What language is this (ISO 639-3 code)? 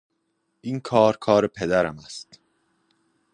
fas